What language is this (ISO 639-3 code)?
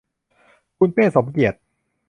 tha